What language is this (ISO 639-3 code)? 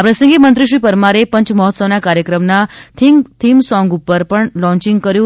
guj